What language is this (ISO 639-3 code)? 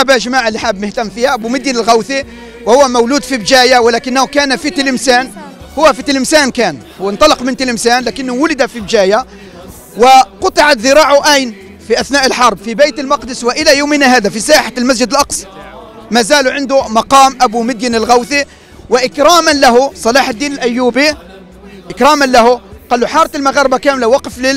ara